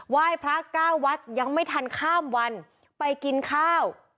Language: Thai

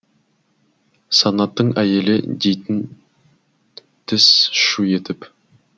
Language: Kazakh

